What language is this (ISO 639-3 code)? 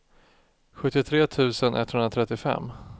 swe